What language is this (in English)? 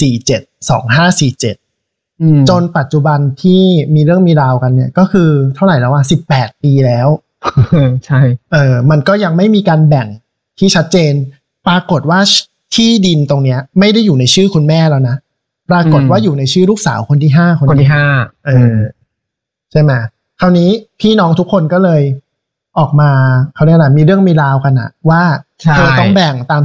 Thai